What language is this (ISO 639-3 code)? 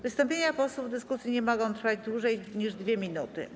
pol